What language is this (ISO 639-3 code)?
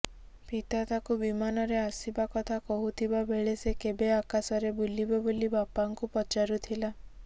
ori